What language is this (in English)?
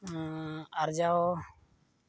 Santali